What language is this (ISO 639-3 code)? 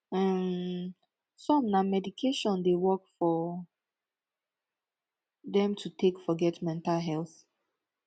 pcm